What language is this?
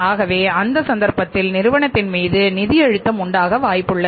Tamil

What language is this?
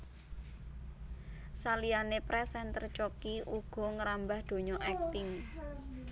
Javanese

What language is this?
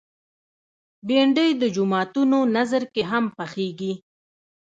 Pashto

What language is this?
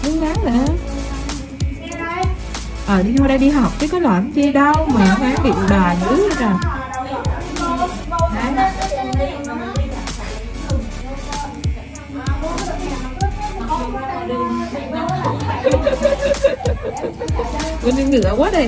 Vietnamese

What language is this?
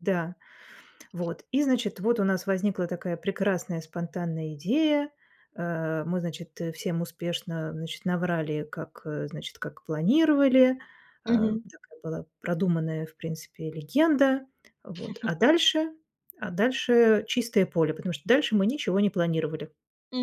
Russian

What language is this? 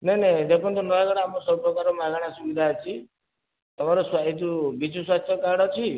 Odia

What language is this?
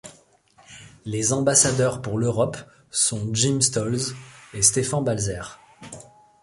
French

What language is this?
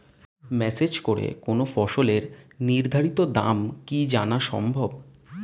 Bangla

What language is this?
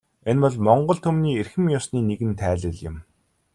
Mongolian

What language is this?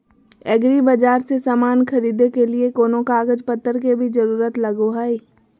Magahi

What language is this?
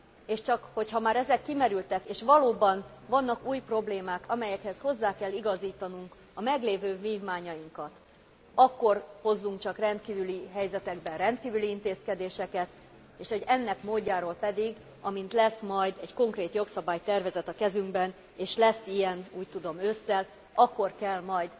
Hungarian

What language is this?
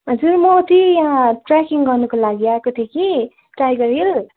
Nepali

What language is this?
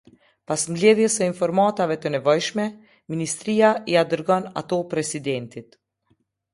Albanian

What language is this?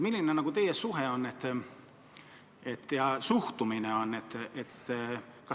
Estonian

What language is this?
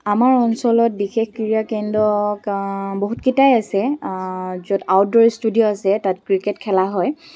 Assamese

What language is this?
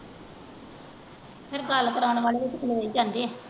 Punjabi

